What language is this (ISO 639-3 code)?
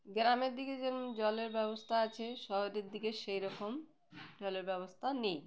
ben